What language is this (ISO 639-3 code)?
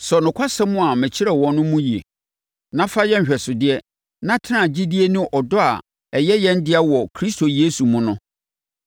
aka